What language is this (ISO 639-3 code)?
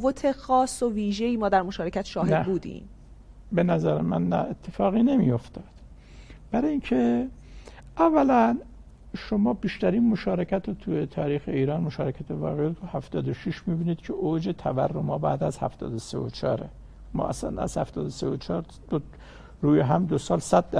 fas